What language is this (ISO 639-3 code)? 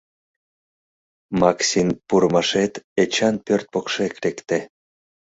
chm